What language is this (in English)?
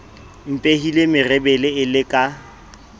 Southern Sotho